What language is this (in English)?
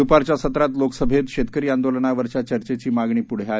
Marathi